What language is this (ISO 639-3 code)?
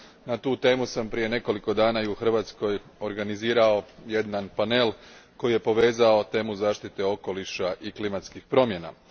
hrv